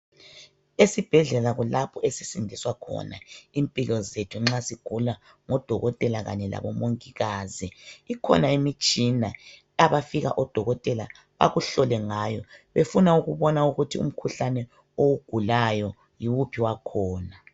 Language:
North Ndebele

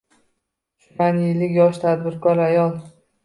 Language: Uzbek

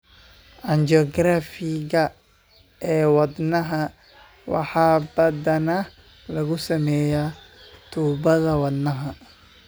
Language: Somali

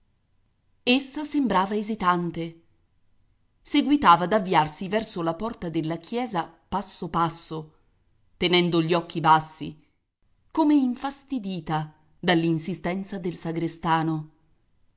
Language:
Italian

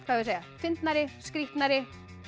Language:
Icelandic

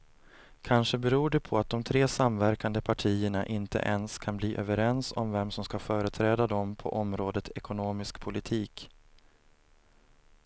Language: Swedish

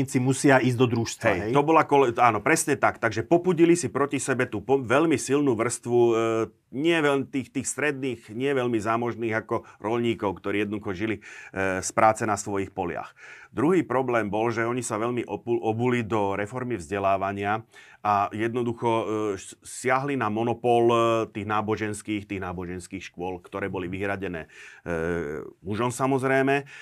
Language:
Slovak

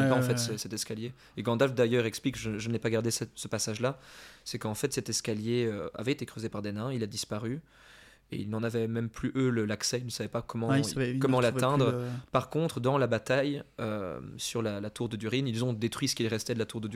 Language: French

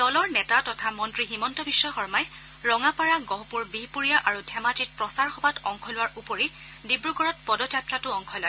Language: Assamese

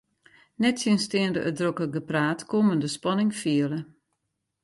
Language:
Western Frisian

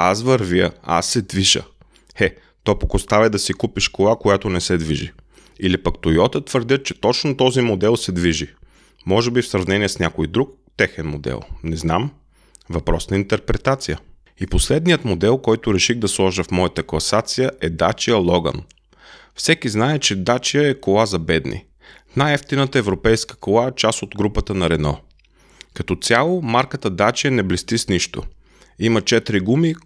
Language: Bulgarian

